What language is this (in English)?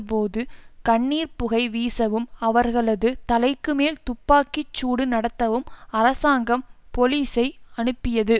Tamil